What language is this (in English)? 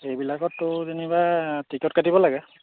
Assamese